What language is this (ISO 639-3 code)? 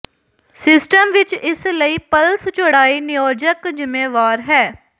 pan